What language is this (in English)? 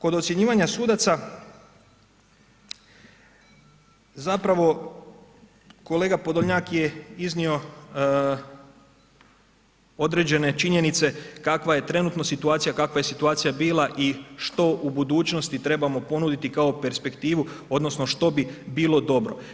Croatian